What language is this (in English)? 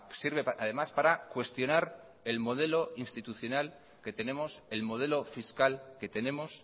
Spanish